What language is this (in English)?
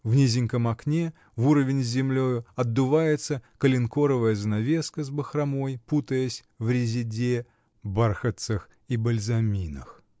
Russian